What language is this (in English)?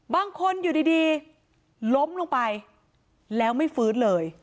Thai